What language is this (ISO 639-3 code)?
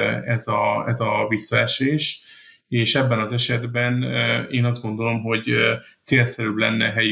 hun